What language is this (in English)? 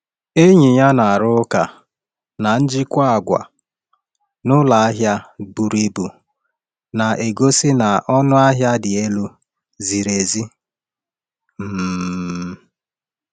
Igbo